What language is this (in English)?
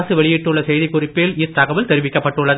Tamil